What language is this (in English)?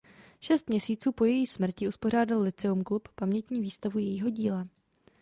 Czech